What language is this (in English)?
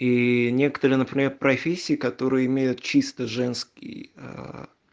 Russian